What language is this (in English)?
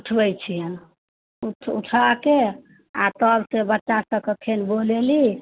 Maithili